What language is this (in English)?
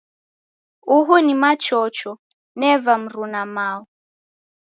Taita